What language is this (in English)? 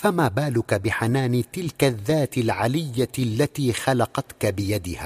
Arabic